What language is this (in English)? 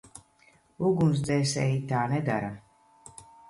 Latvian